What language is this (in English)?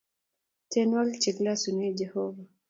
Kalenjin